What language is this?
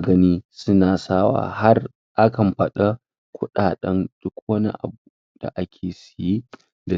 Hausa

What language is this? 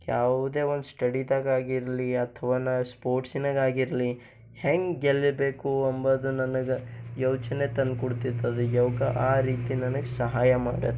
Kannada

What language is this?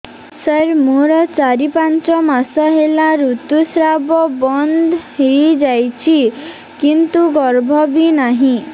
Odia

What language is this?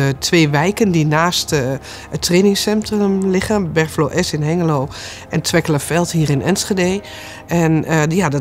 Dutch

